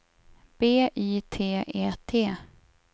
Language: Swedish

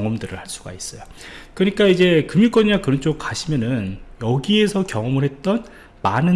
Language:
Korean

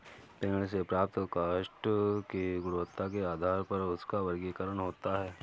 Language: Hindi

